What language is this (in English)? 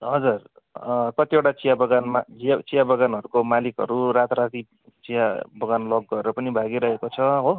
Nepali